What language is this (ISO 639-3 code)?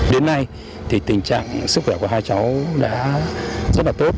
vie